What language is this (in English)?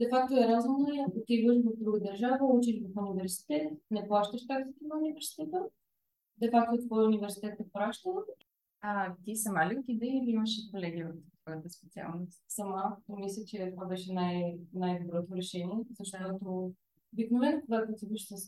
Bulgarian